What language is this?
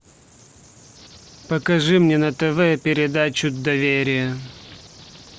Russian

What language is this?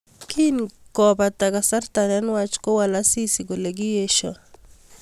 Kalenjin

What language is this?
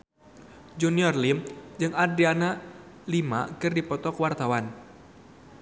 Sundanese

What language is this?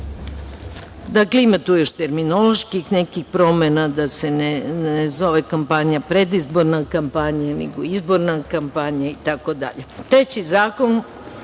Serbian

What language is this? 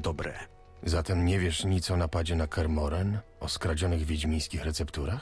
Polish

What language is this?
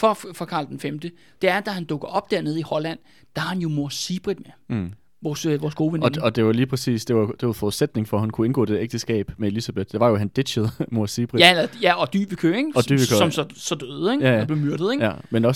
Danish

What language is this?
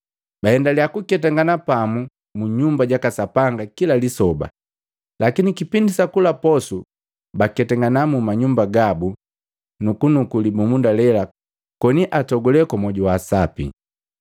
Matengo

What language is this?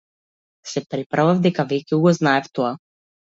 Macedonian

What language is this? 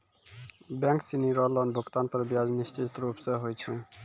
Maithili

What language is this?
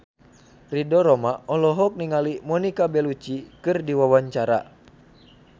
Sundanese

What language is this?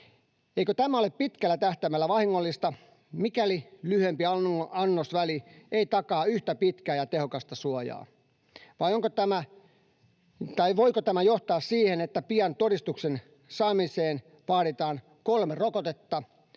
Finnish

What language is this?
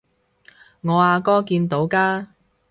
Cantonese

